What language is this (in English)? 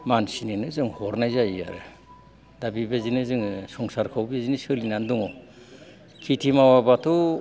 Bodo